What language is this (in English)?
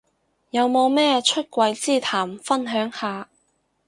Cantonese